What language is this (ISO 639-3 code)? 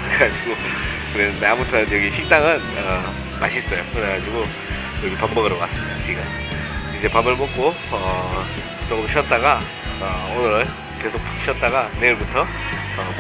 kor